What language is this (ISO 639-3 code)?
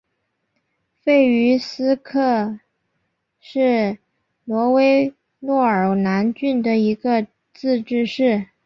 zho